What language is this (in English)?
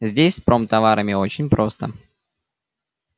Russian